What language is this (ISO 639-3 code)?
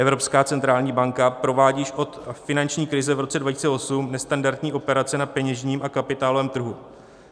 ces